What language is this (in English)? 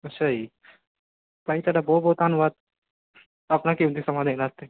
Punjabi